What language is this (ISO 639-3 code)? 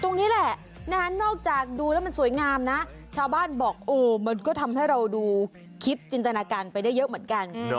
tha